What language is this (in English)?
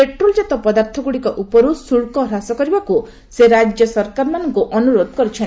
Odia